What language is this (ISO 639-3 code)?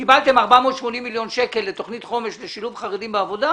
heb